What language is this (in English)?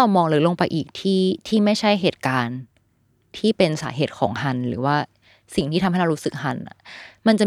Thai